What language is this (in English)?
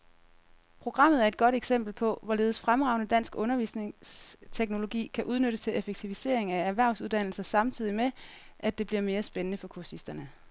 Danish